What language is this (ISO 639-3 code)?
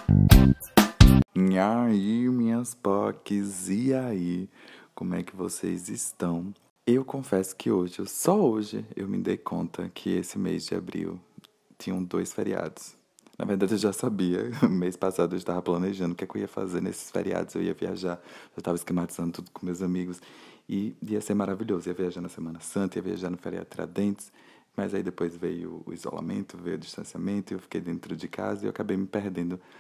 por